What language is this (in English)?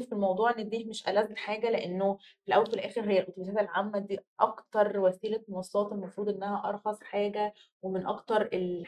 Arabic